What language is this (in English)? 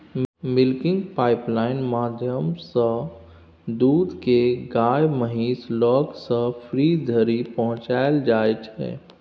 Maithili